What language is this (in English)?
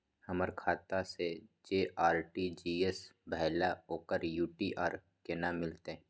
Maithili